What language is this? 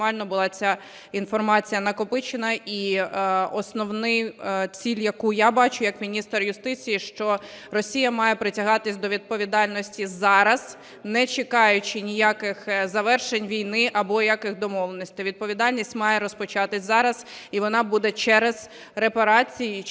Ukrainian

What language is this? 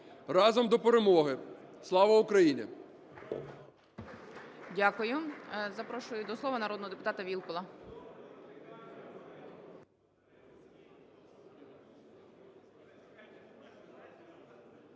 Ukrainian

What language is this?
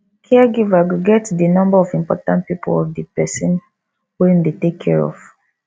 Nigerian Pidgin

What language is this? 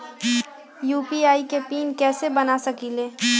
Magahi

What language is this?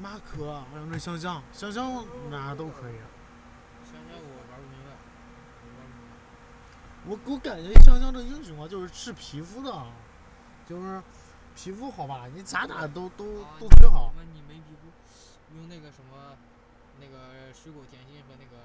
Chinese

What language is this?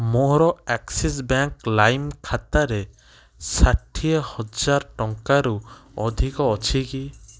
Odia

